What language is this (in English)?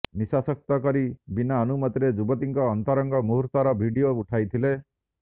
Odia